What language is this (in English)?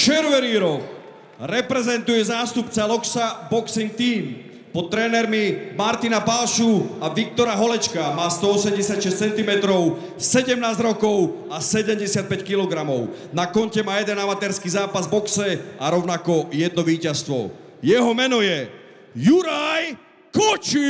Slovak